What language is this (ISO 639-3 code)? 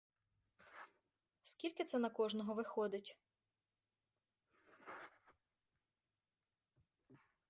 ukr